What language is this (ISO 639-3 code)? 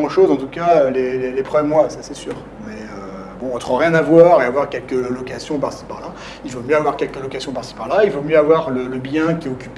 fra